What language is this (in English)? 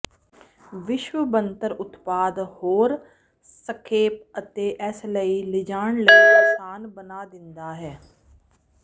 Punjabi